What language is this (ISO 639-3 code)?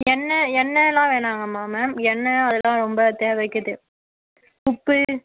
tam